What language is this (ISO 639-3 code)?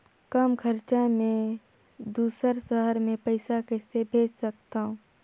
hne